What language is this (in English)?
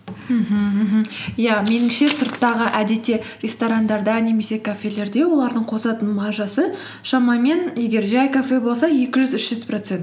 Kazakh